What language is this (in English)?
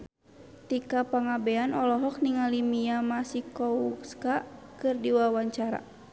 Sundanese